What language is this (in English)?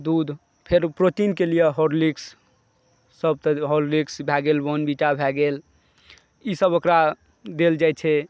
Maithili